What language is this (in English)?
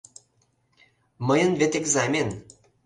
Mari